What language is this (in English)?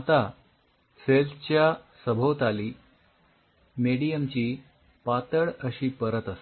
Marathi